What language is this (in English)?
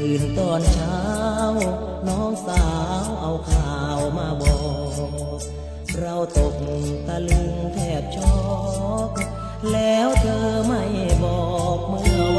Thai